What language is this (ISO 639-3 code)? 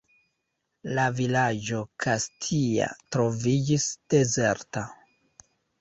epo